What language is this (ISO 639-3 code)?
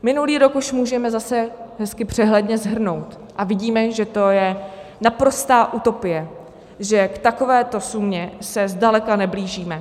ces